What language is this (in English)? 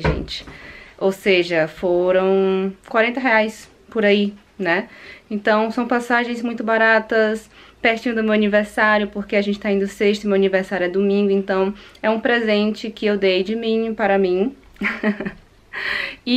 Portuguese